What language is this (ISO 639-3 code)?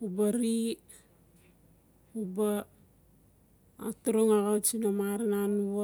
ncf